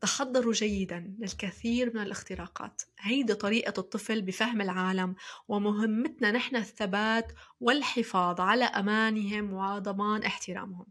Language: Arabic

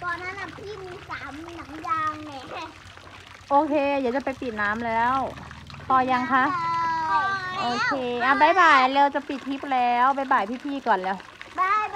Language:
Thai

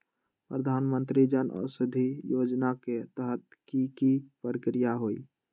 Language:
Magahi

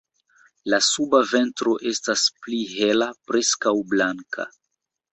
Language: Esperanto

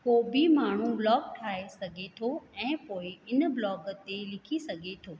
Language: Sindhi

